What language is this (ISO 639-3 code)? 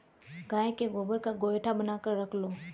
hin